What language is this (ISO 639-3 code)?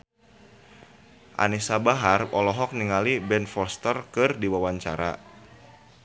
sun